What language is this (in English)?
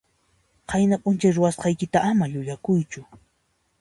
Puno Quechua